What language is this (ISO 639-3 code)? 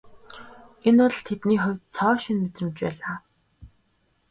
mon